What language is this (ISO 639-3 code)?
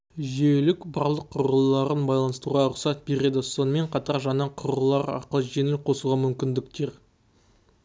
kaz